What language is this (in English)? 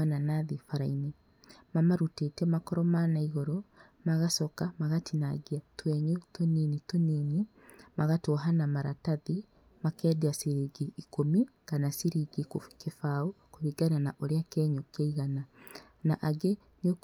Kikuyu